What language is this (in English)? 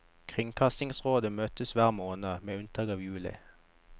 Norwegian